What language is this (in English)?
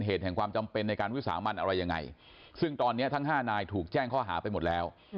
Thai